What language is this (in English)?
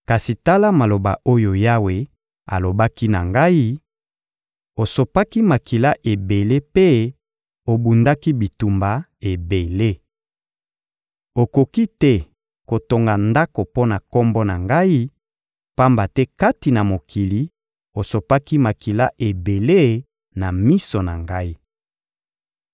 Lingala